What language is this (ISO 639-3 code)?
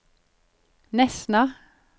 nor